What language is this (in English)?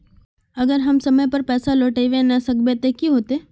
Magahi